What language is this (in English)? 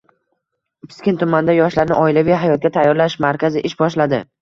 Uzbek